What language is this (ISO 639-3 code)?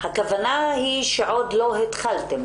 heb